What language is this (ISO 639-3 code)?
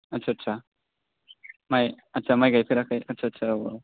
brx